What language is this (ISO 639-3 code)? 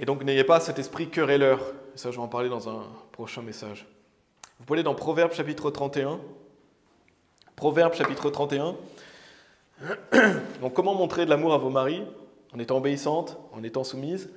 fra